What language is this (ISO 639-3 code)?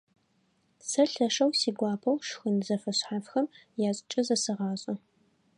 ady